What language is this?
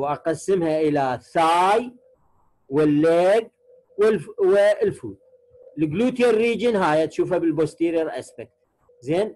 Arabic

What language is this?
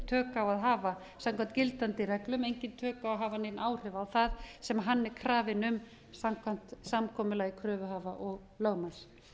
Icelandic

